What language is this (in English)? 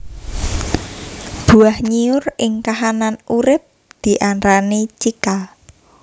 Javanese